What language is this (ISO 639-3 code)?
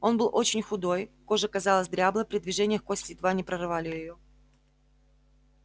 rus